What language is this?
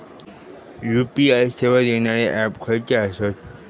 Marathi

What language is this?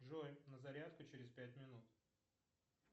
Russian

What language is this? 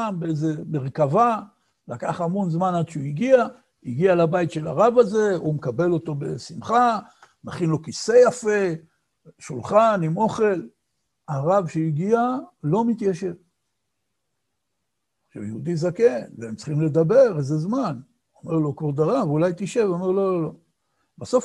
Hebrew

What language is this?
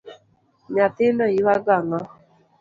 Luo (Kenya and Tanzania)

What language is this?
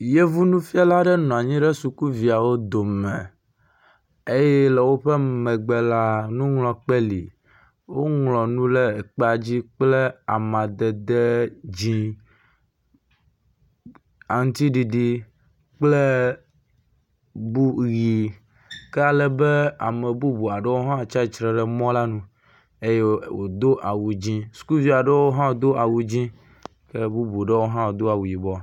Ewe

